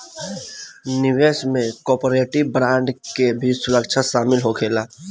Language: Bhojpuri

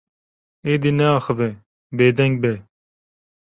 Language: Kurdish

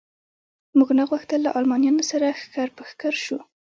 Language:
Pashto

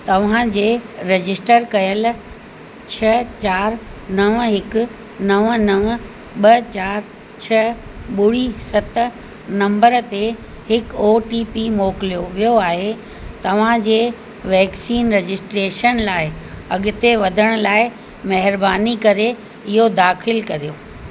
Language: Sindhi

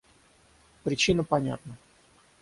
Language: Russian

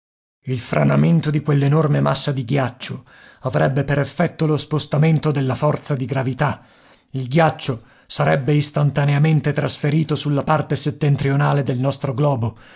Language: Italian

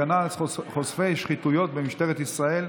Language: Hebrew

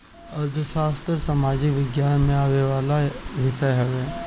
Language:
Bhojpuri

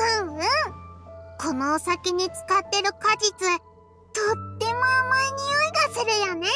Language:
Japanese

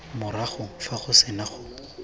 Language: Tswana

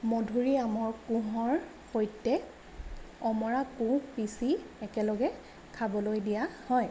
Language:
Assamese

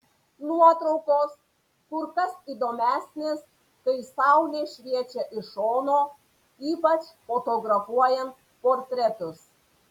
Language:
Lithuanian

